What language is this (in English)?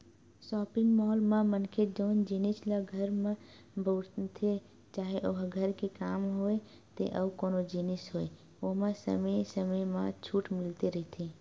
Chhattisgarhi